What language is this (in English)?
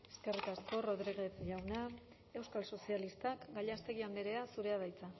Basque